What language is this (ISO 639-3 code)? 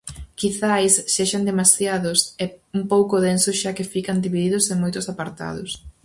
glg